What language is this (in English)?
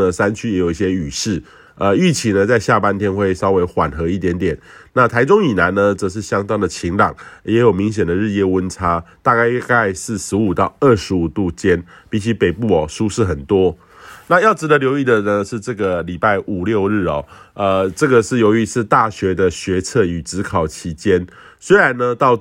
Chinese